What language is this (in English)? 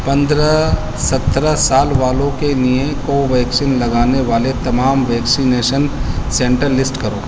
Urdu